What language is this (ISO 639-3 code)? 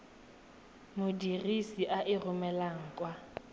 tsn